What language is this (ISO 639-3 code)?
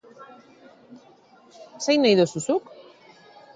eus